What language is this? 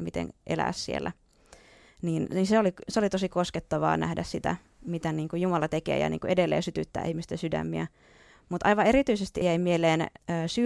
Finnish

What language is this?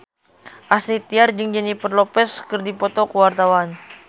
Sundanese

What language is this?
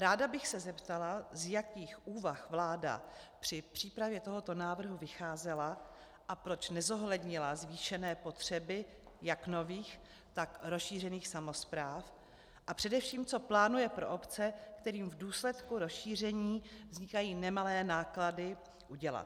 Czech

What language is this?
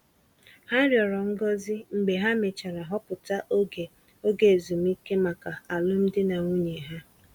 Igbo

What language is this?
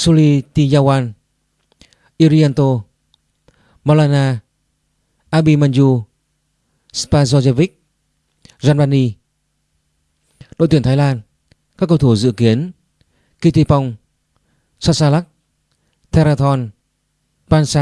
Vietnamese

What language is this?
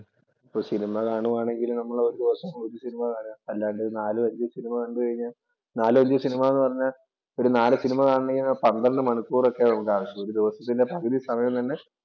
Malayalam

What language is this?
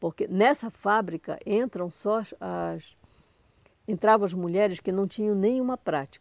Portuguese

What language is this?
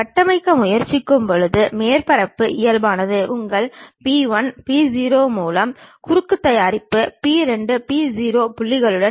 Tamil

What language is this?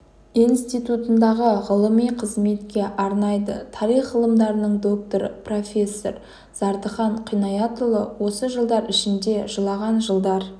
Kazakh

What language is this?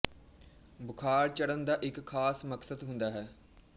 Punjabi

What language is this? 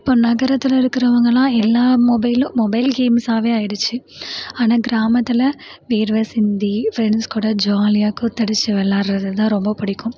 Tamil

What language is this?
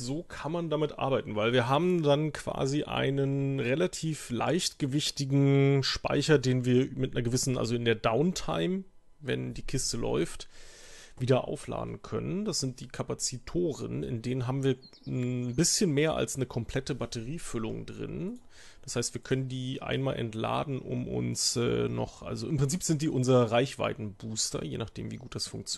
German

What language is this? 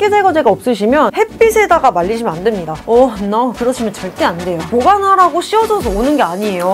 Korean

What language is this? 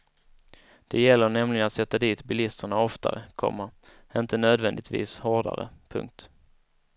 Swedish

